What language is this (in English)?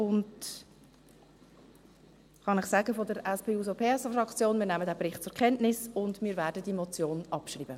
Swiss German